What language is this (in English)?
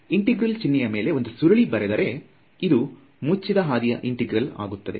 Kannada